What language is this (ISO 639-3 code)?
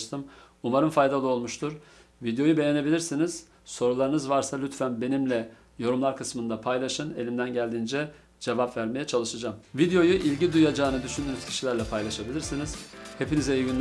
tur